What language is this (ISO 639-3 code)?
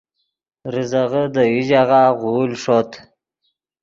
ydg